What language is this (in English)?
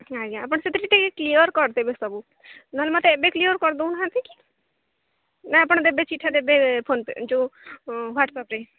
Odia